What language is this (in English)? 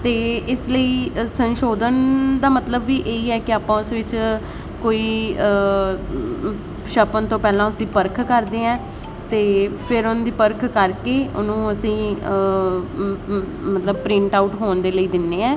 Punjabi